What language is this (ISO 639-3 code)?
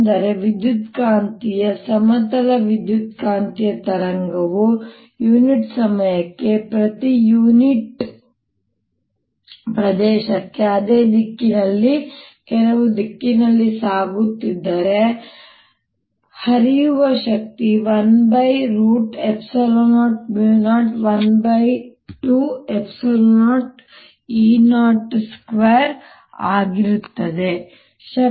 kan